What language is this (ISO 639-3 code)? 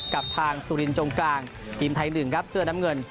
tha